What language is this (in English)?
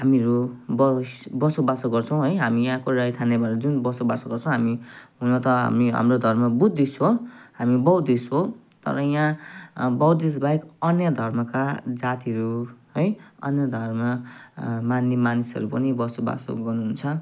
Nepali